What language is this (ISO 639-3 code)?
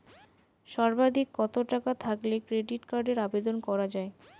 ben